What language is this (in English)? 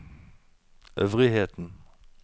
Norwegian